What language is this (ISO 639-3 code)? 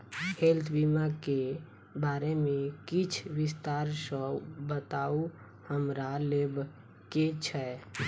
mai